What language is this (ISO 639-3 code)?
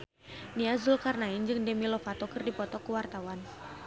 sun